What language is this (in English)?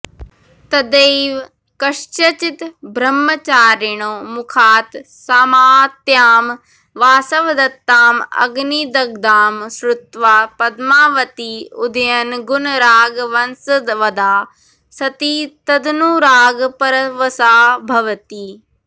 Sanskrit